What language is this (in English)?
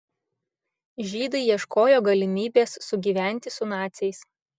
Lithuanian